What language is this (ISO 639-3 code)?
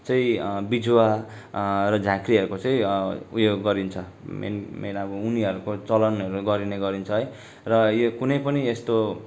nep